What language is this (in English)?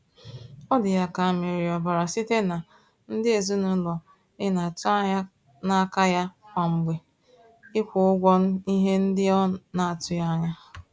Igbo